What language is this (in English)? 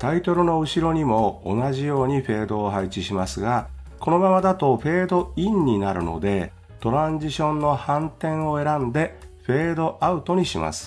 Japanese